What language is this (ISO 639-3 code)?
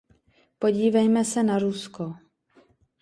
ces